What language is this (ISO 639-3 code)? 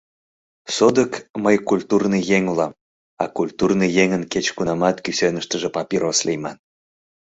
chm